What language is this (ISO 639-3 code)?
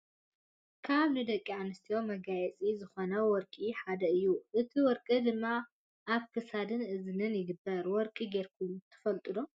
tir